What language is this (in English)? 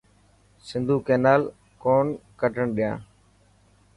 Dhatki